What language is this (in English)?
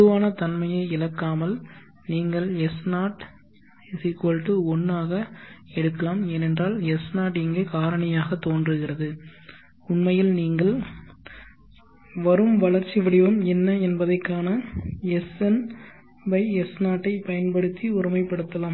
Tamil